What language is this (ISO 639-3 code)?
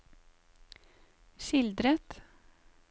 nor